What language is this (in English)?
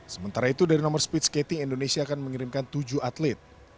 Indonesian